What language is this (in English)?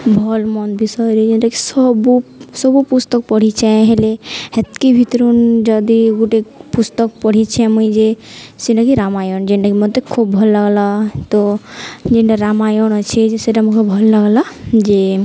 Odia